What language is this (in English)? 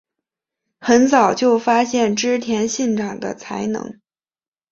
Chinese